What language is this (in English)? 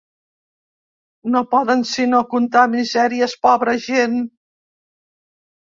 Catalan